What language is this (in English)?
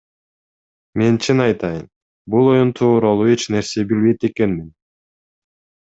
Kyrgyz